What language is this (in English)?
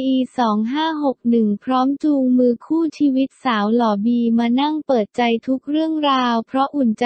Thai